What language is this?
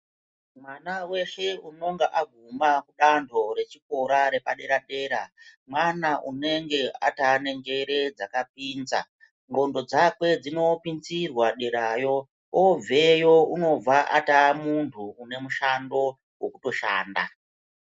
Ndau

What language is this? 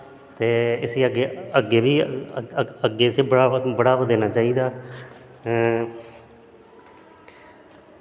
Dogri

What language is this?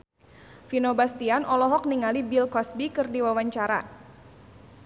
Sundanese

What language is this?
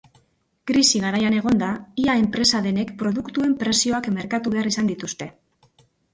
Basque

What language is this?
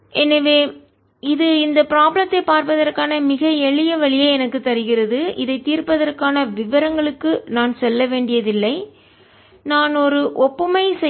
Tamil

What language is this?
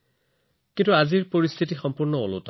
Assamese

